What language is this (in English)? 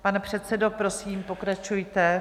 Czech